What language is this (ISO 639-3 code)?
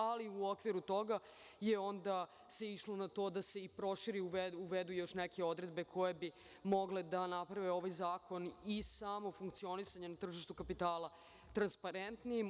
srp